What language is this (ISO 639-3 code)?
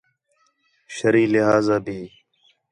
xhe